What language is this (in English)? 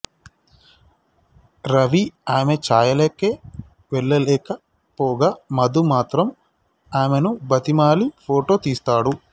Telugu